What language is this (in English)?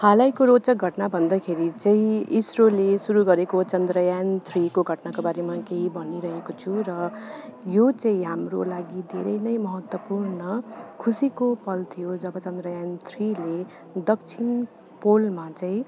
Nepali